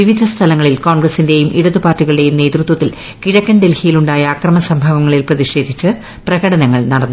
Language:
Malayalam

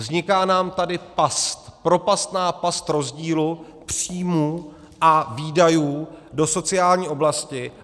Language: Czech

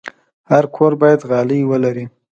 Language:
Pashto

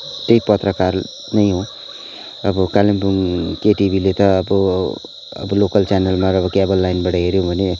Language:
Nepali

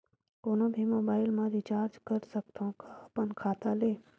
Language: Chhattisgarhi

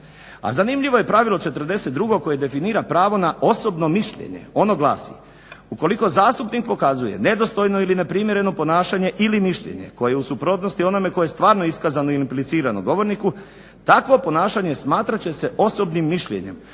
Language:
Croatian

